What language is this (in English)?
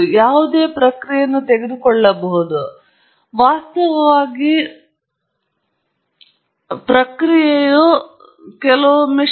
Kannada